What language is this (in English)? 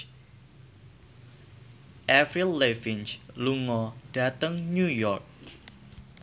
Javanese